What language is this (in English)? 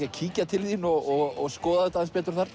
Icelandic